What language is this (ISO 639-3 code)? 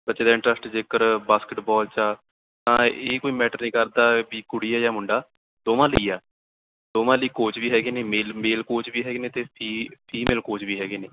pan